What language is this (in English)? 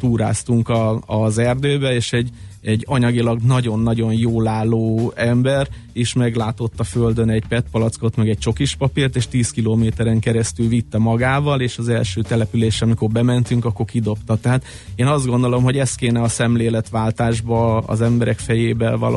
Hungarian